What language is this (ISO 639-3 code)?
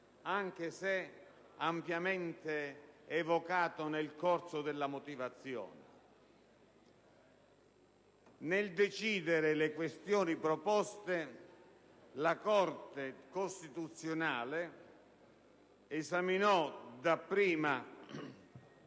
ita